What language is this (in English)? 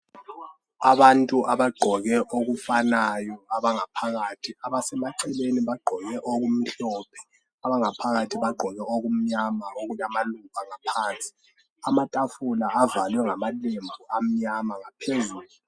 North Ndebele